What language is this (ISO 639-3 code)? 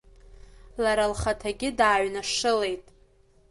abk